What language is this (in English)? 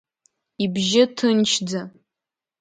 Abkhazian